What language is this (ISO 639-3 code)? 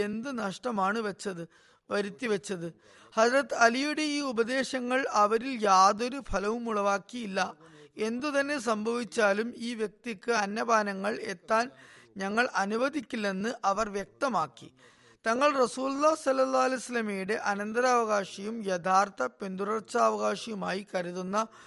mal